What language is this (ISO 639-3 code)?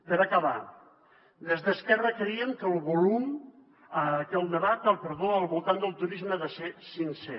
cat